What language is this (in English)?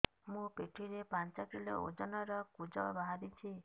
Odia